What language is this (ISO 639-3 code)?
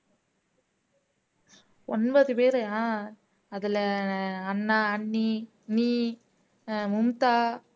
tam